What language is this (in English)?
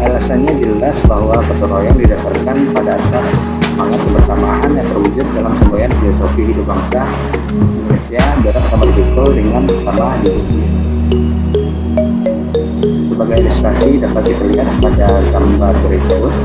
Indonesian